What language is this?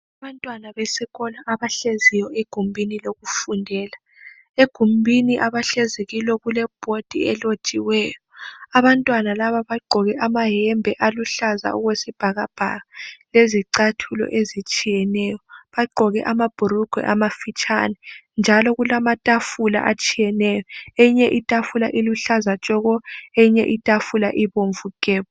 North Ndebele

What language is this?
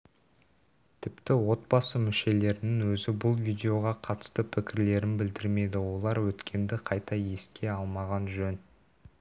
Kazakh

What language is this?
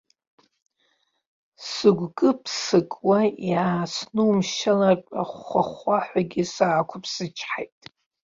Abkhazian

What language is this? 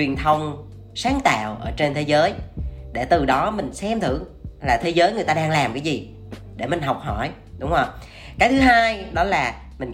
Vietnamese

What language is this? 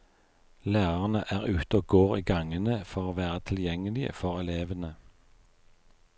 Norwegian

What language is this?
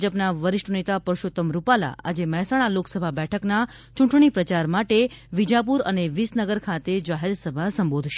Gujarati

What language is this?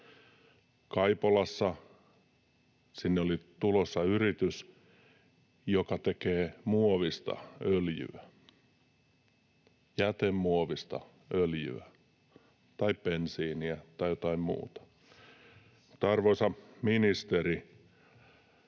Finnish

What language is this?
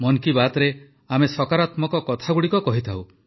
Odia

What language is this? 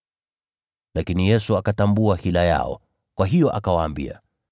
Swahili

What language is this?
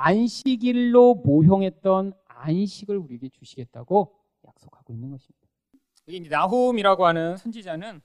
Korean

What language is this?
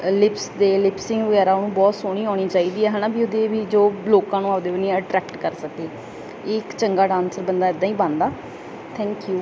Punjabi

